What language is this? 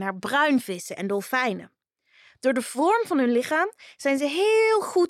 Dutch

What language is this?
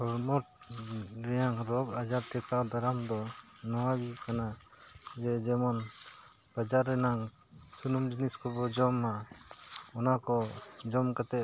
Santali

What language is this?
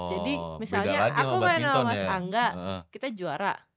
Indonesian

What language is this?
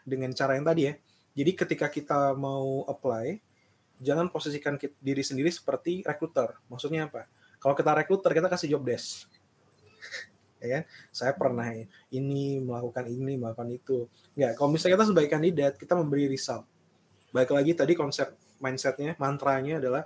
Indonesian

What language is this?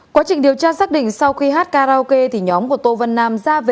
Vietnamese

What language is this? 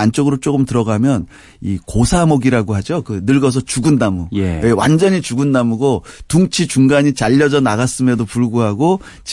Korean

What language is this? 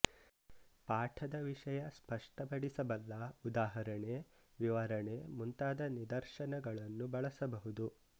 Kannada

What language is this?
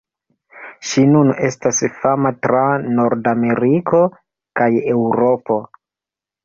Esperanto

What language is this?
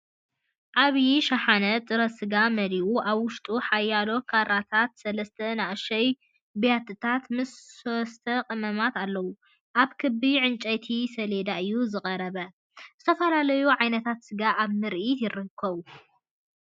Tigrinya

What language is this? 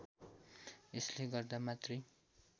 Nepali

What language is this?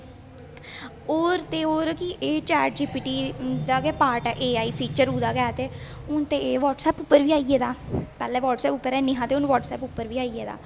Dogri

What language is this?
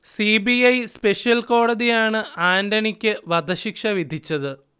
Malayalam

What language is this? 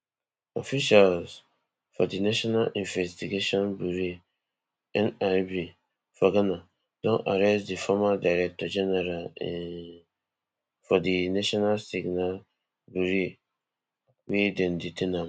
Nigerian Pidgin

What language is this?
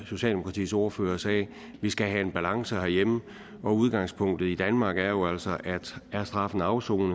Danish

